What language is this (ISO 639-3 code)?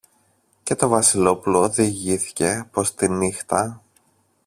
ell